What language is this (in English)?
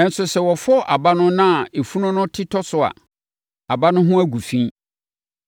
Akan